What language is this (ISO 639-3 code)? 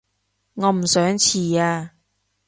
yue